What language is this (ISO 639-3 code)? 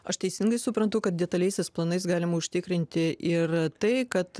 lit